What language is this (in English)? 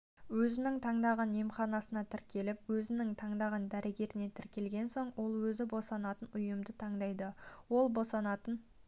Kazakh